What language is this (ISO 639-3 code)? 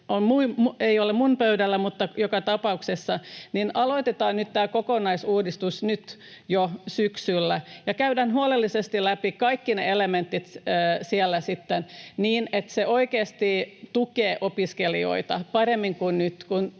fin